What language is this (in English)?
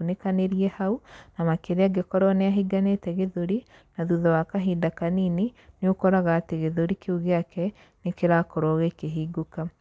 Kikuyu